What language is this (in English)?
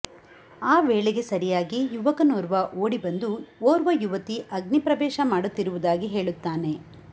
Kannada